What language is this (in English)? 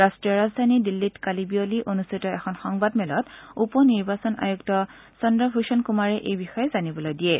Assamese